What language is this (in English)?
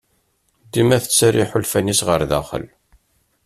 Kabyle